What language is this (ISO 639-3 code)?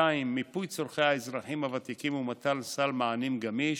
heb